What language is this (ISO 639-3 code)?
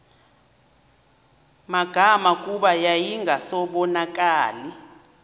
xho